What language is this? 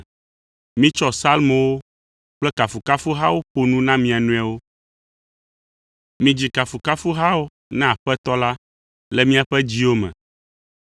Ewe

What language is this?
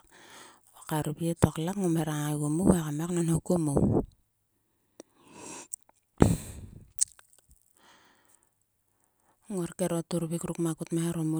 Sulka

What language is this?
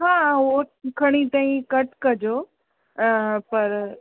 Sindhi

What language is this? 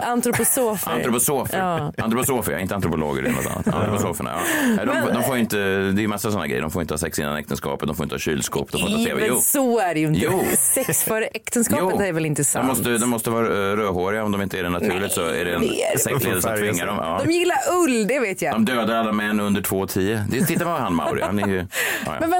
Swedish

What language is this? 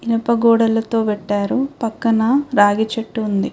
Telugu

